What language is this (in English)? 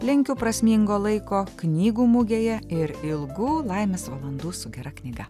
Lithuanian